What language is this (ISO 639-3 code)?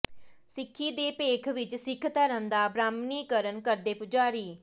pan